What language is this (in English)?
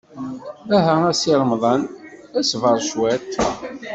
Kabyle